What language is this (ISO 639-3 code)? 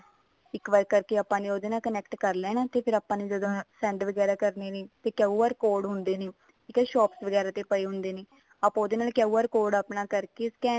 pan